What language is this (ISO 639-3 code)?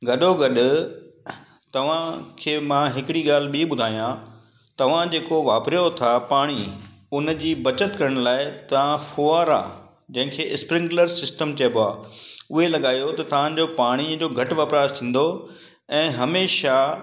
snd